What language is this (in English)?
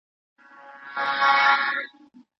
Pashto